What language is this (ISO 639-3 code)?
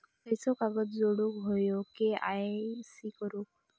mar